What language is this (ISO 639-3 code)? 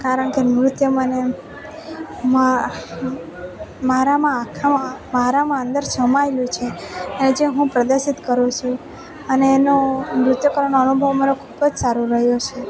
guj